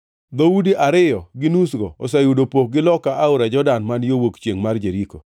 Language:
Luo (Kenya and Tanzania)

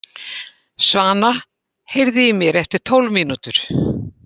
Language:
Icelandic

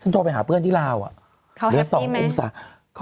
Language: Thai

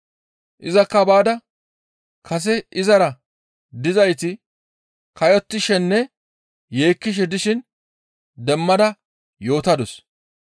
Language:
Gamo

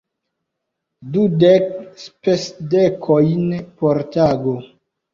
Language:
Esperanto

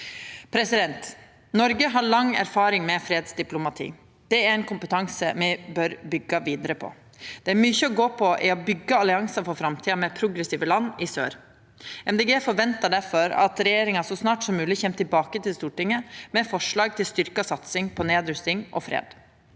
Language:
Norwegian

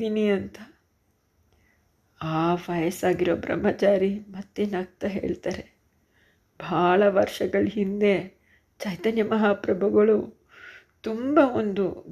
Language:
Kannada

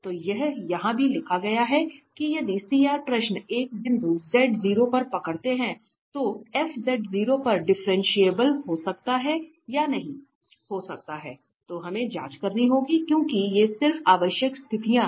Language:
Hindi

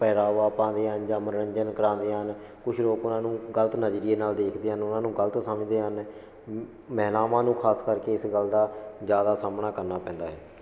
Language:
Punjabi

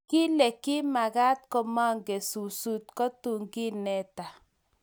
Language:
Kalenjin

